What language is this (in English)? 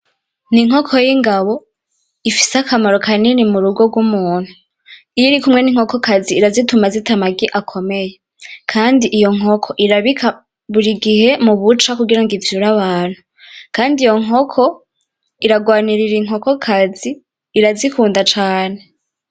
Rundi